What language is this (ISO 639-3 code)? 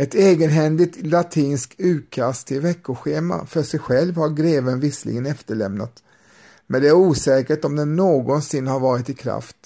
swe